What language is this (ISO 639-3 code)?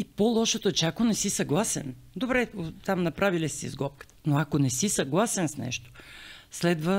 bul